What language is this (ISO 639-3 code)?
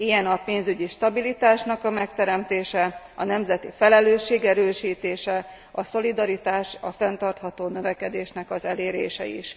hun